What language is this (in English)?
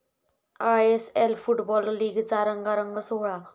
Marathi